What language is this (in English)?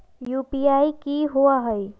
Magahi